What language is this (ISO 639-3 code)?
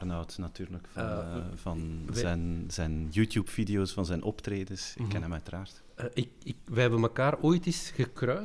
nld